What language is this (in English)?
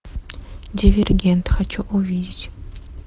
Russian